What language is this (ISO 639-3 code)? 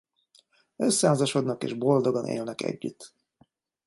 hun